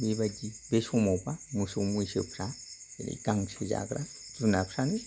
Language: Bodo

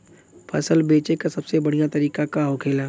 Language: Bhojpuri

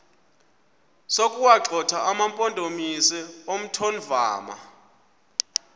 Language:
Xhosa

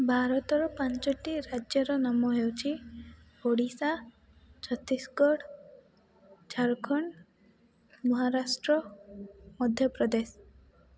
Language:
Odia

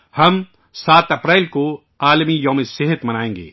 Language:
Urdu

